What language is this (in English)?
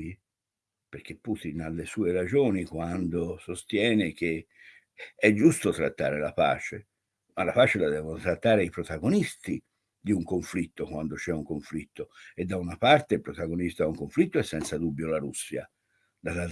Italian